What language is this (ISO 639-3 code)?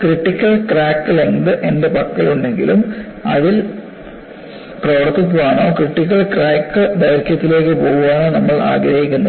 mal